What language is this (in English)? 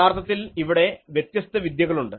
Malayalam